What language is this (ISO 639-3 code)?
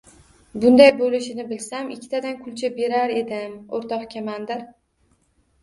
uzb